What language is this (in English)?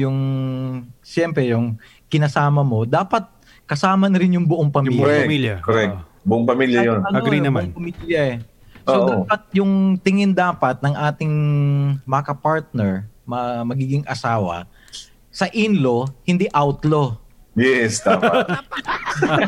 Filipino